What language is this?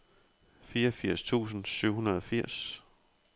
Danish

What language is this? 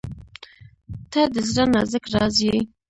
Pashto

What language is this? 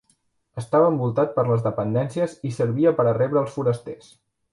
Catalan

